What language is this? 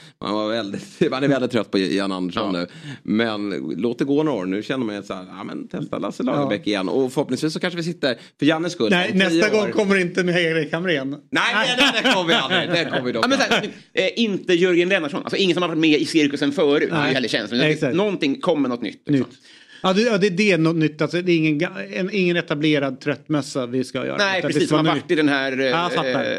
Swedish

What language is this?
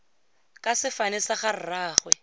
Tswana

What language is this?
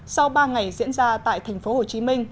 Vietnamese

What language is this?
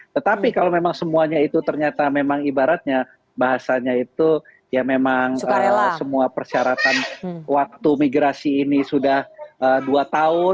Indonesian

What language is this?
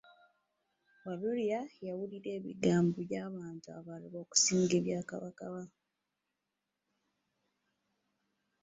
Ganda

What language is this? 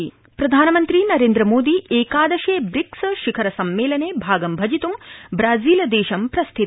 Sanskrit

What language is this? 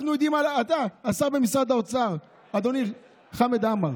Hebrew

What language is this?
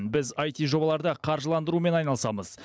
Kazakh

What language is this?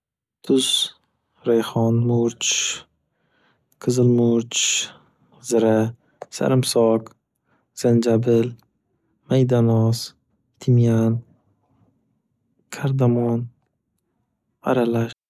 Uzbek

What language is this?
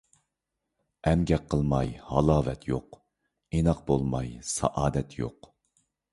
Uyghur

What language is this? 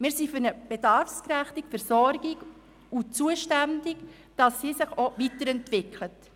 Swiss German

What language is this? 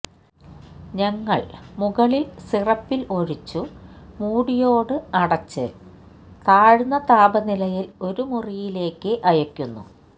Malayalam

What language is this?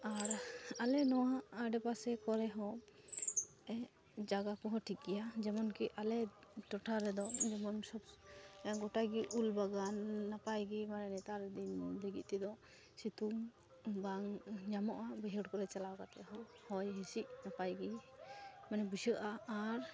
Santali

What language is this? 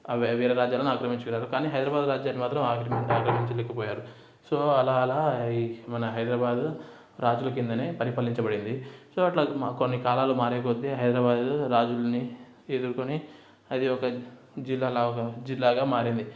Telugu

